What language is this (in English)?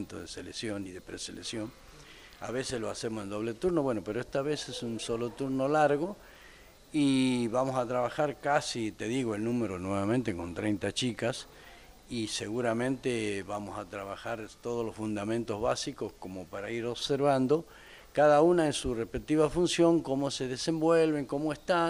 Spanish